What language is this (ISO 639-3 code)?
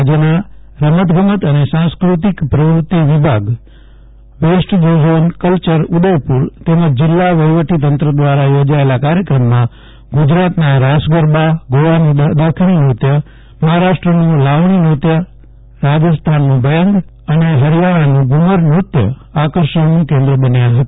guj